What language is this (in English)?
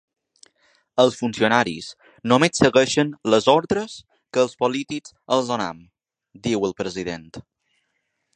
Catalan